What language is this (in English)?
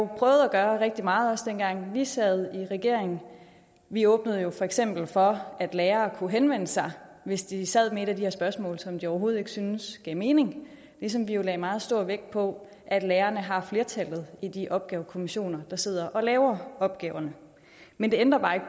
Danish